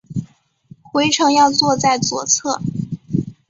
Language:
Chinese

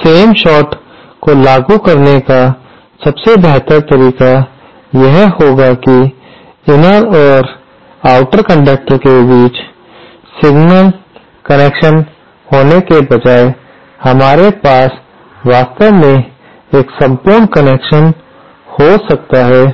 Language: Hindi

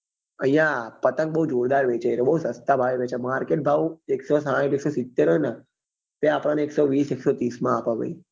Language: Gujarati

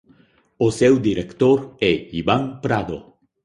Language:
Galician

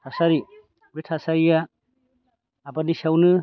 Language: Bodo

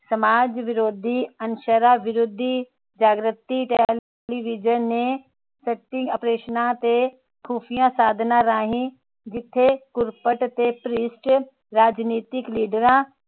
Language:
Punjabi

